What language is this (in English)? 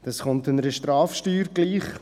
Swiss German